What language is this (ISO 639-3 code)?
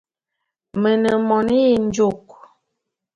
bum